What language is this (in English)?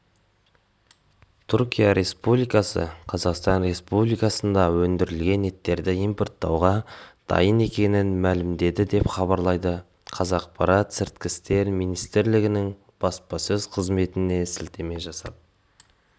Kazakh